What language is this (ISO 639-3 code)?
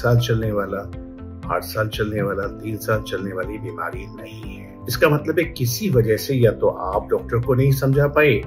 hin